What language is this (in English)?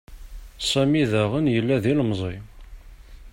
Kabyle